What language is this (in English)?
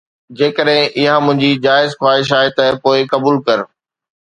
Sindhi